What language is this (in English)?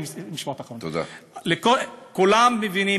Hebrew